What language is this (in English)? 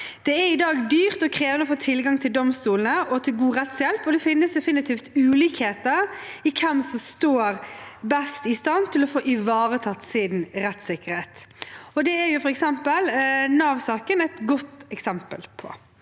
Norwegian